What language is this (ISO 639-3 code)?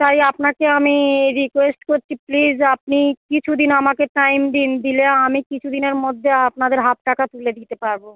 ben